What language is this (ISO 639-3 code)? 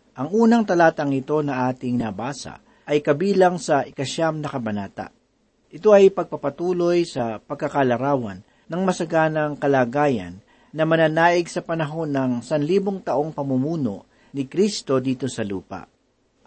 fil